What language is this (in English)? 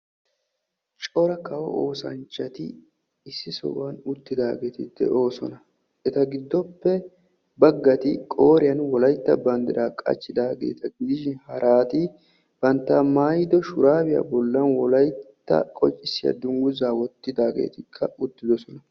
Wolaytta